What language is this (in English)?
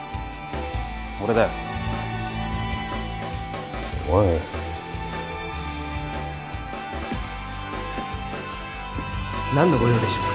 Japanese